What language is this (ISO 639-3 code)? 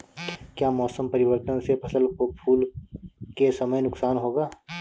hin